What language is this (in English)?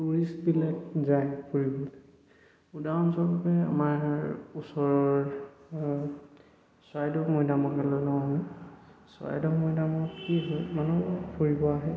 Assamese